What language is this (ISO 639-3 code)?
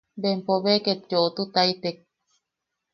yaq